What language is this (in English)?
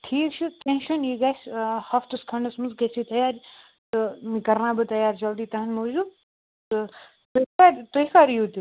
Kashmiri